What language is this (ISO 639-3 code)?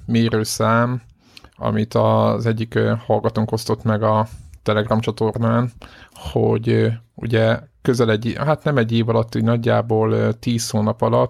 hun